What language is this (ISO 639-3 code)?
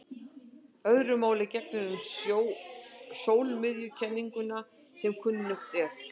isl